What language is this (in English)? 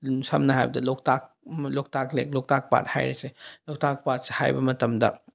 Manipuri